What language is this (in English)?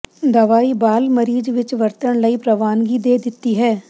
Punjabi